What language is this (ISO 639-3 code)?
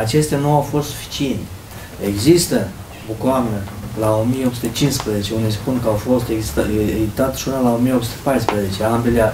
ron